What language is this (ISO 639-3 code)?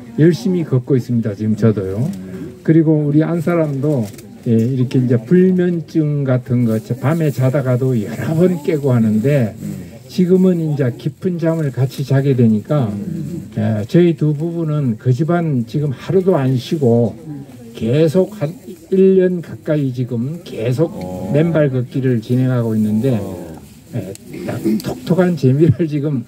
kor